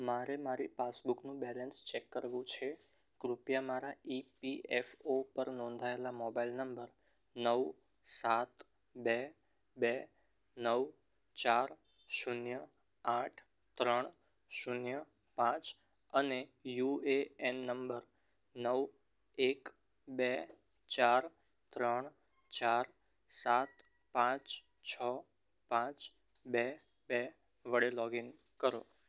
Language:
Gujarati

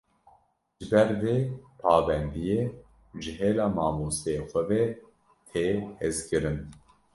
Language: Kurdish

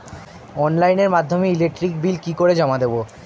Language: Bangla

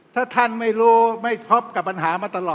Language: Thai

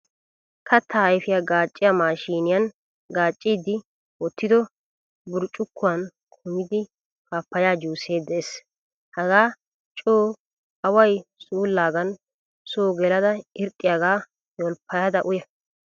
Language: Wolaytta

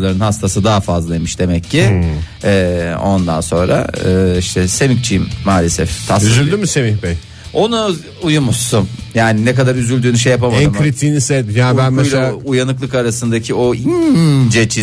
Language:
Turkish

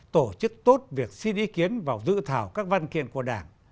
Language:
Vietnamese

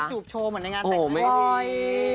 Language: Thai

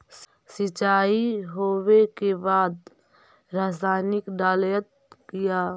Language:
Magahi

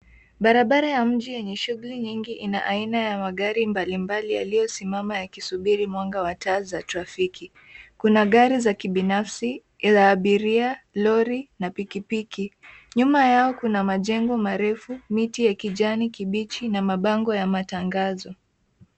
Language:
Swahili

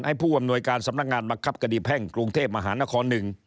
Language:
Thai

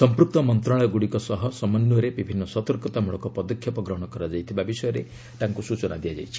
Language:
Odia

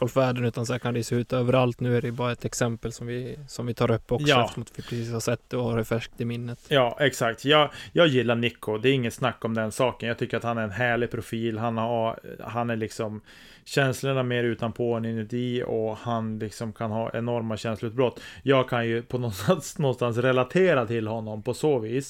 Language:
Swedish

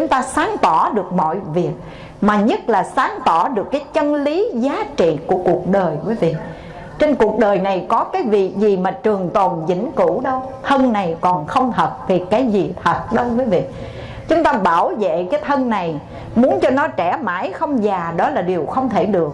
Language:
Vietnamese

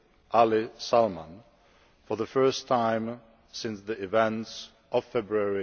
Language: English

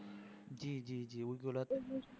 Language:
Bangla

